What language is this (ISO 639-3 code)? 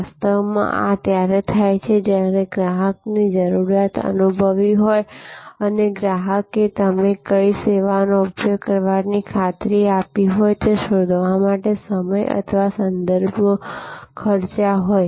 guj